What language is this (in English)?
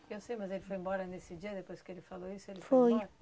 Portuguese